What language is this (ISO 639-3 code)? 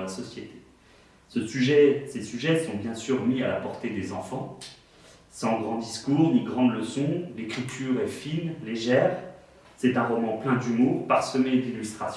fra